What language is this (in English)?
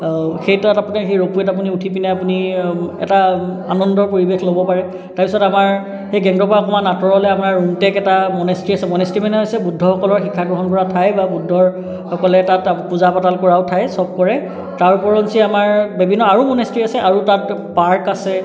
Assamese